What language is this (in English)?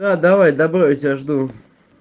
Russian